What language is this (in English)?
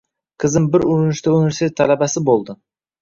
Uzbek